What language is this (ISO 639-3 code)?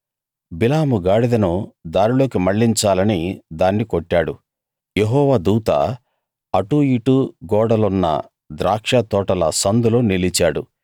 tel